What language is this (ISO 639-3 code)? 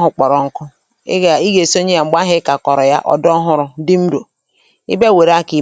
ibo